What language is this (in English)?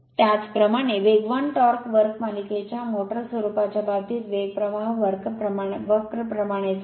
Marathi